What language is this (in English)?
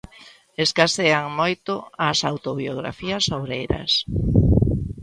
Galician